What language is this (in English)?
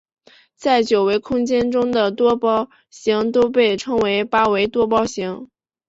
Chinese